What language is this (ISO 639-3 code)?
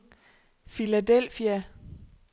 dan